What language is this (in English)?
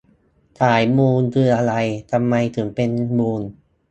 Thai